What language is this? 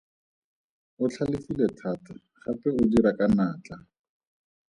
Tswana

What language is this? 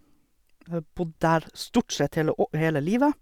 Norwegian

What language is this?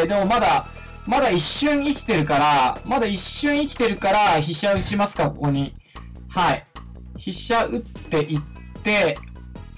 Japanese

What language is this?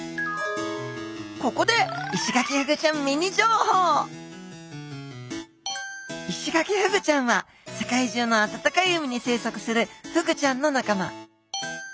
Japanese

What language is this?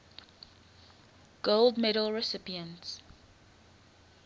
English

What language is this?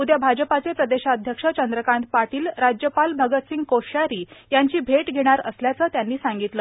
Marathi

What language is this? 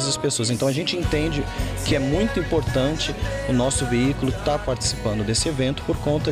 Portuguese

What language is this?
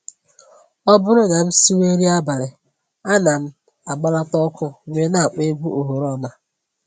Igbo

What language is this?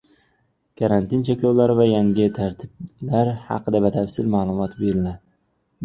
Uzbek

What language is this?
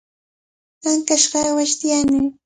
Cajatambo North Lima Quechua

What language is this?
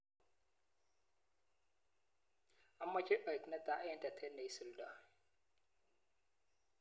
Kalenjin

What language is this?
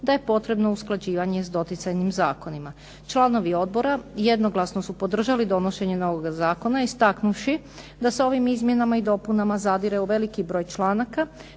Croatian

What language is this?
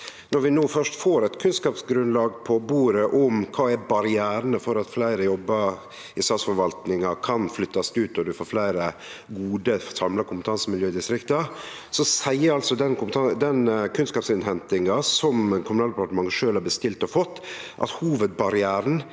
Norwegian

